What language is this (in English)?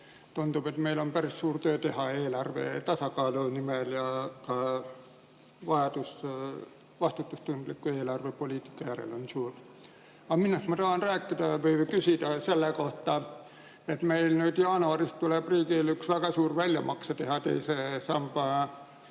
Estonian